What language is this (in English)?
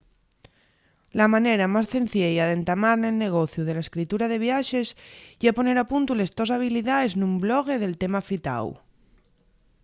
Asturian